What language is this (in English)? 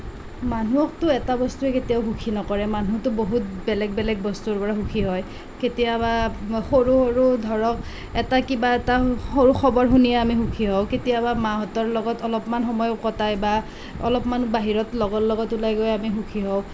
Assamese